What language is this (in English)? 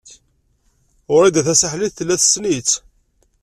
Kabyle